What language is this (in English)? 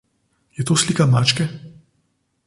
Slovenian